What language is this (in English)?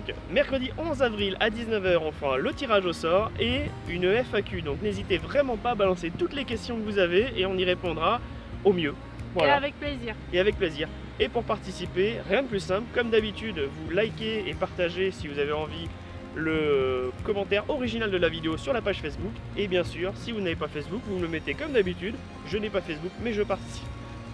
French